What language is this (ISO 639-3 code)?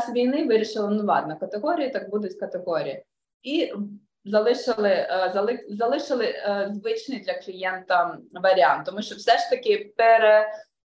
ukr